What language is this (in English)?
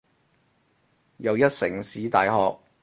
Cantonese